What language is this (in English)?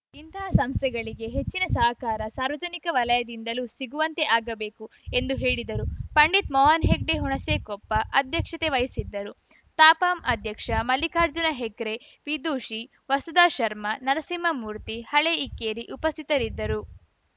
Kannada